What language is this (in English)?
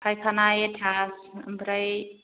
Bodo